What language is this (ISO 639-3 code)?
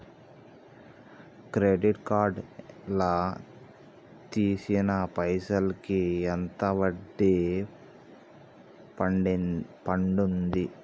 tel